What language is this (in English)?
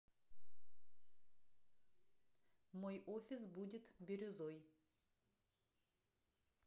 Russian